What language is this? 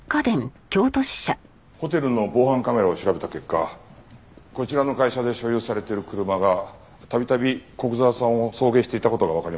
Japanese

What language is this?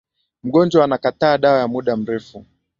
Swahili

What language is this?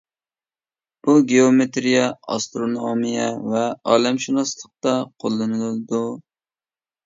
Uyghur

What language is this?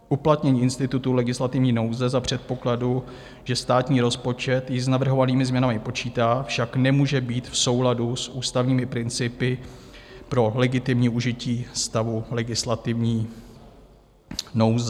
Czech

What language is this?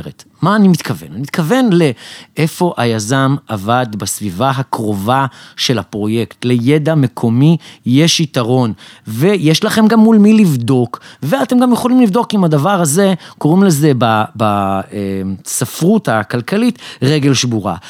Hebrew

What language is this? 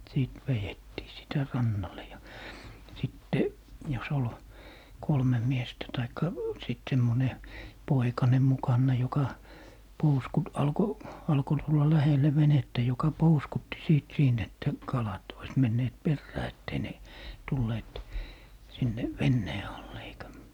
Finnish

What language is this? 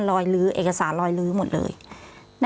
Thai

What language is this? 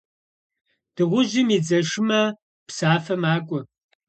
Kabardian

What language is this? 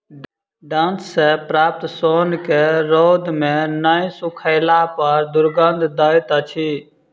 Maithili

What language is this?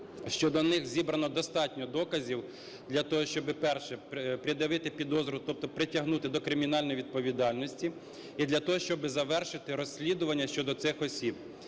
Ukrainian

